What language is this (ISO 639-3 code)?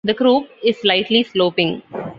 eng